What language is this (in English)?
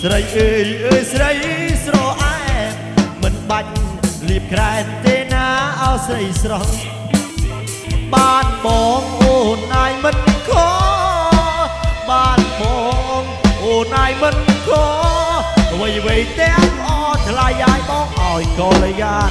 Thai